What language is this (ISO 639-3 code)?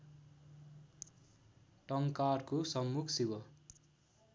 nep